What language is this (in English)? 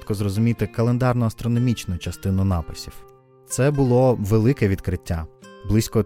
Ukrainian